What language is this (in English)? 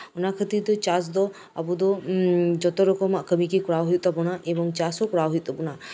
Santali